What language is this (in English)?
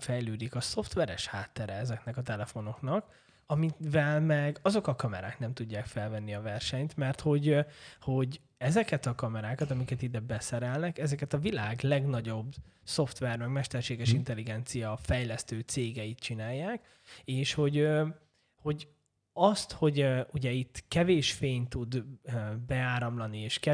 Hungarian